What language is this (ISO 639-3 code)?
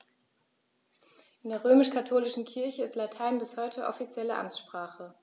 deu